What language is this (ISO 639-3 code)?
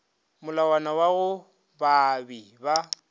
nso